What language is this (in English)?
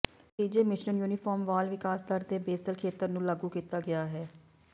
Punjabi